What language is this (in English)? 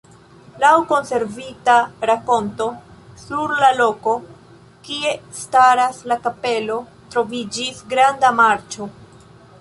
Esperanto